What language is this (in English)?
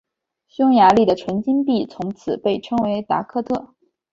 Chinese